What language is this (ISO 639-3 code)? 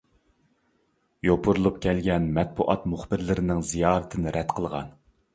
uig